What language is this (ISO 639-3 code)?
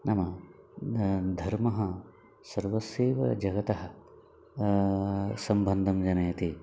san